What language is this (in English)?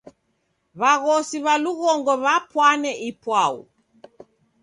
Taita